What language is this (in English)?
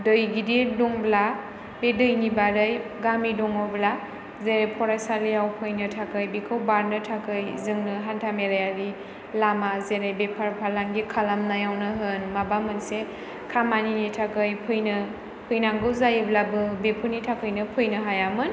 Bodo